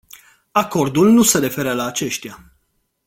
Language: Romanian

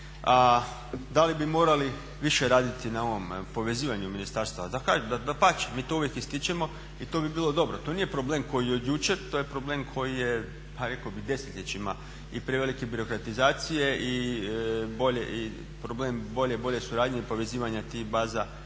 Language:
Croatian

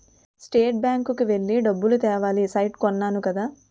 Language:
Telugu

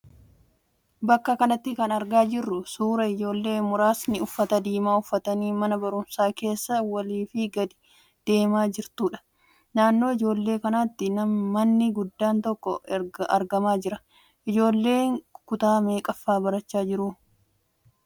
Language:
Oromo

